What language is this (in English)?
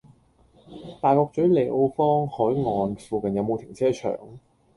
Cantonese